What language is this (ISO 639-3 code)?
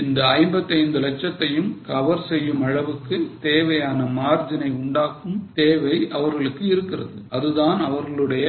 tam